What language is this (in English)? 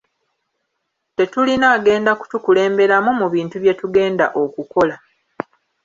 Ganda